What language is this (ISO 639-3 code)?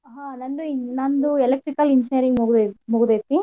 kan